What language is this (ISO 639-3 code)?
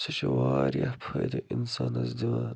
kas